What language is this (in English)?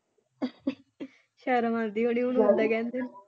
Punjabi